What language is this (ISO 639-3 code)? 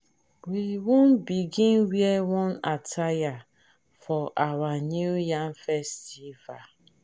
pcm